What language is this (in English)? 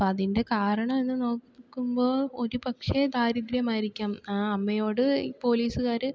Malayalam